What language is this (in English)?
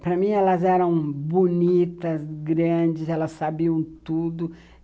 Portuguese